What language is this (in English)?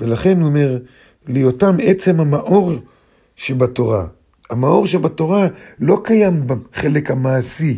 Hebrew